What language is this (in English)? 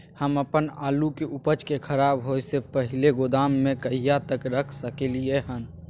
Maithili